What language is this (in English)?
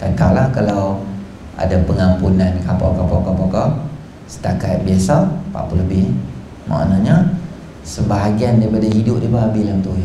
Malay